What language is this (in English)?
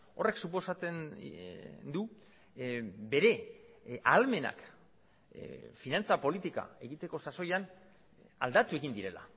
Basque